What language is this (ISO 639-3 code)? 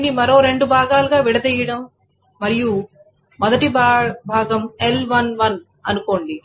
tel